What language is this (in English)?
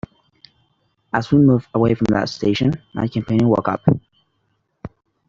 English